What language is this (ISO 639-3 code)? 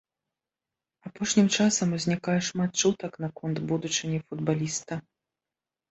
bel